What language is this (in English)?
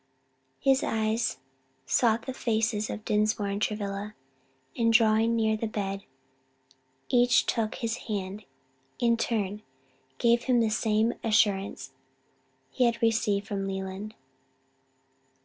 English